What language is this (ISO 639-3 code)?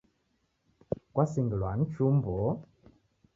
dav